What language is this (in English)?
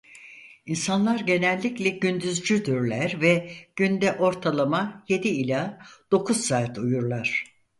Turkish